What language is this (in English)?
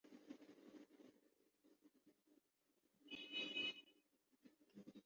Urdu